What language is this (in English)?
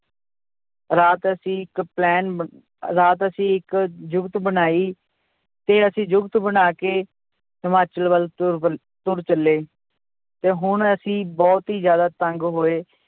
Punjabi